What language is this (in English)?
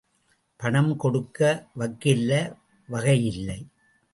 Tamil